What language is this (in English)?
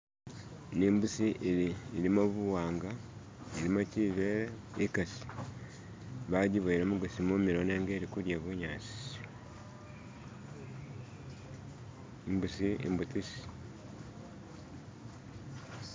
Masaaba